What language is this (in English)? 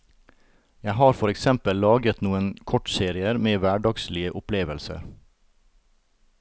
Norwegian